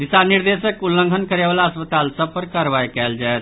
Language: Maithili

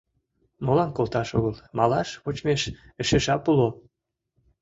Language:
Mari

